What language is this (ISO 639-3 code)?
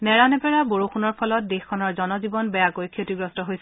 asm